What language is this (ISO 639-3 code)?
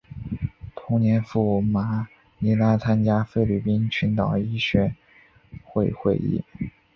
zho